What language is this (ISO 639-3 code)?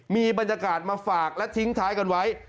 tha